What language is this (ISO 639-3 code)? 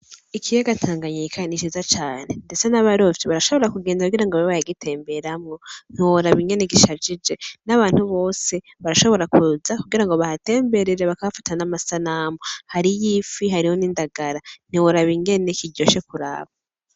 run